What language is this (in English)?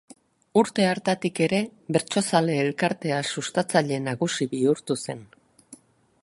Basque